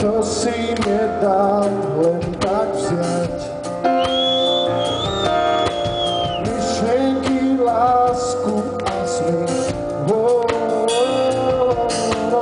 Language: Greek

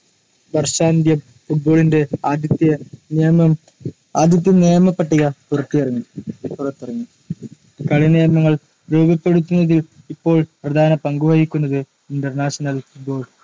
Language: Malayalam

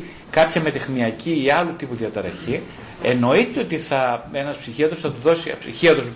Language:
Greek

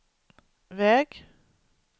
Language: Swedish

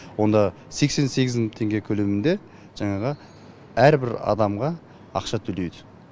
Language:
Kazakh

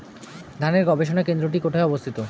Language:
Bangla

